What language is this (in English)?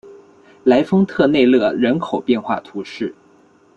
Chinese